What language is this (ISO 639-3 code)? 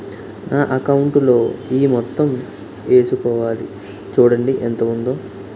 tel